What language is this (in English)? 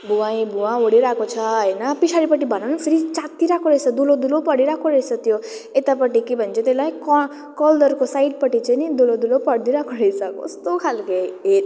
Nepali